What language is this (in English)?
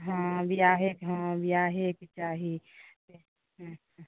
Maithili